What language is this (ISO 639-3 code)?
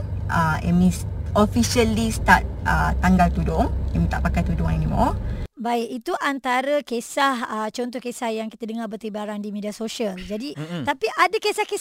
msa